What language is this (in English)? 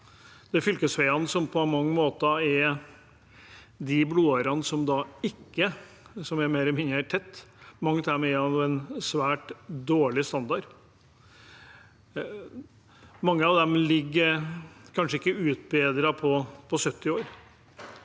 Norwegian